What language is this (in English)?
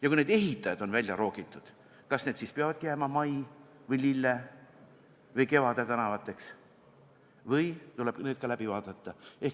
Estonian